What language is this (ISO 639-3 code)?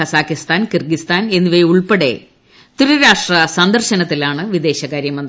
mal